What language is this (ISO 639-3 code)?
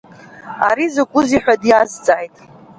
abk